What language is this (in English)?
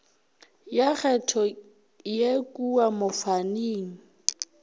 Northern Sotho